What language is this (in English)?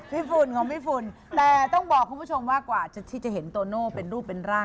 Thai